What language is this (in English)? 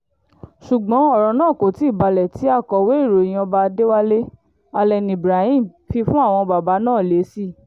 Yoruba